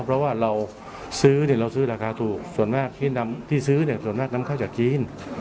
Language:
Thai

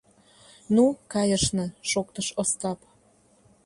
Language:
Mari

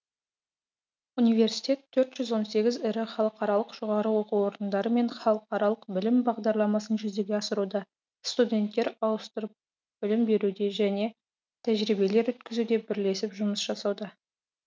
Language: Kazakh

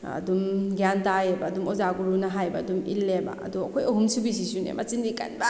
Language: Manipuri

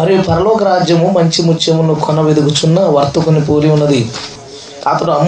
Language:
Telugu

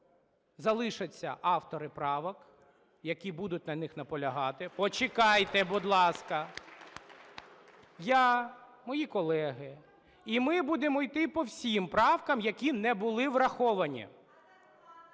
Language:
Ukrainian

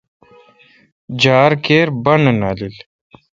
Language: Kalkoti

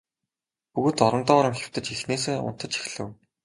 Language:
Mongolian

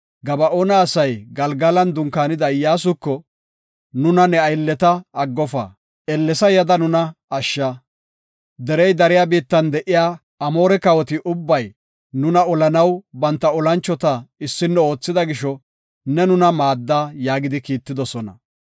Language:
Gofa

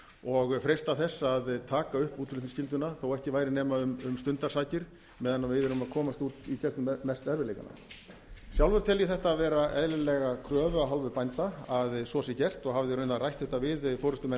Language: Icelandic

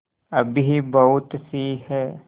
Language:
Hindi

